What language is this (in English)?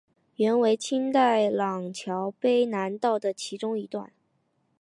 Chinese